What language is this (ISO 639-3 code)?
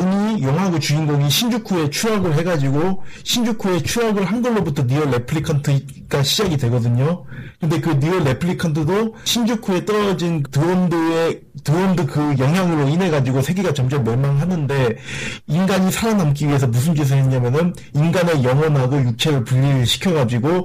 kor